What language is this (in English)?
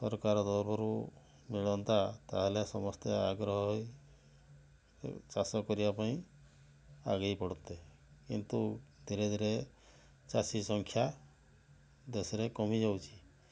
Odia